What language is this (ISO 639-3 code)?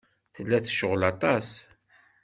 kab